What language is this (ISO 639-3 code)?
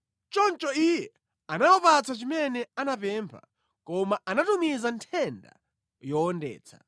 nya